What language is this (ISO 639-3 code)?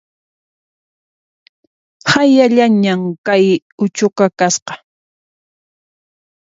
qxp